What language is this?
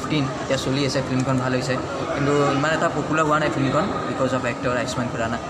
Hindi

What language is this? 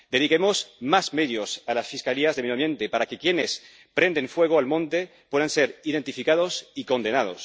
Spanish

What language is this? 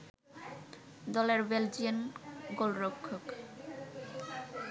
Bangla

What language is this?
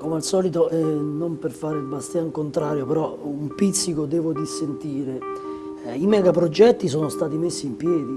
Italian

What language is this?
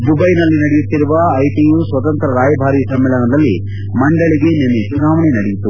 Kannada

